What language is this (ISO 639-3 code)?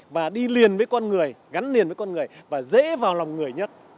vie